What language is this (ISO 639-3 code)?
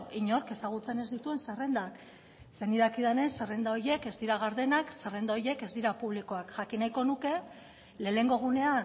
eus